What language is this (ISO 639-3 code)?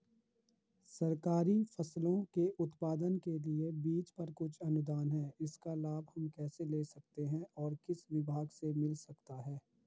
hin